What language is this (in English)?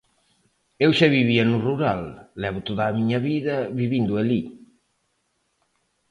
Galician